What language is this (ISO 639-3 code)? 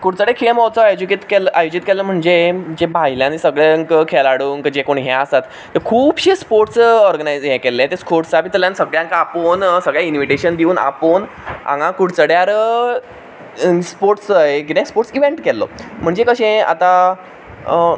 kok